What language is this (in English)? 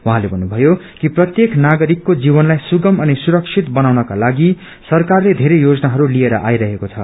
Nepali